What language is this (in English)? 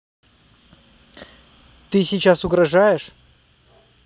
Russian